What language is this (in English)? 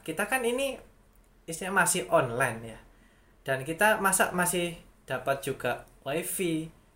Indonesian